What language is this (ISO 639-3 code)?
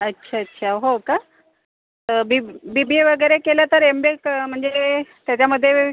mar